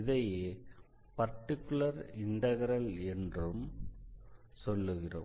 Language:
Tamil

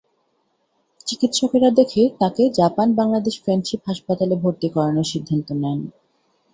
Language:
Bangla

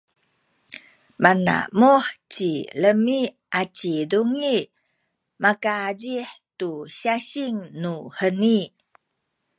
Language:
Sakizaya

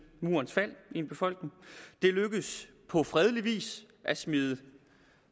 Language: Danish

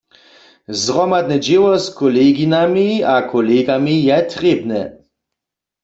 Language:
Upper Sorbian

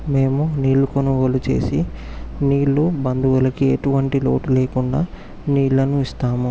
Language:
Telugu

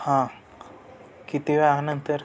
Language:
Marathi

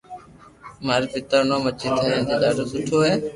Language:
Loarki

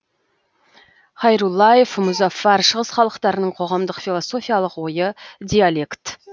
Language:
Kazakh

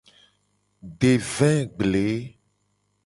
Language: Gen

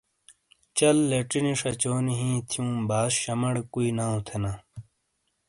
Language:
Shina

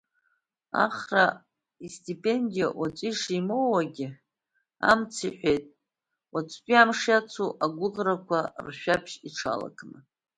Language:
Abkhazian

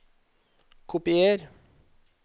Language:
Norwegian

